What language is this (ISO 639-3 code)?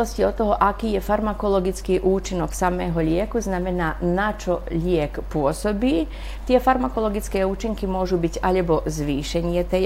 slk